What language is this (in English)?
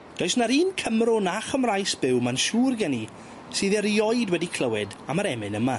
Welsh